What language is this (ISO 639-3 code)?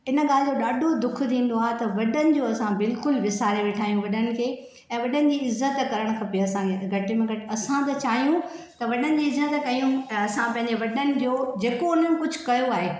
snd